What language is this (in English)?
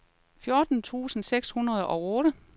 Danish